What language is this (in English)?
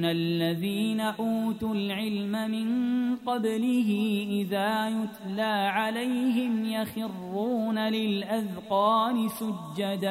Arabic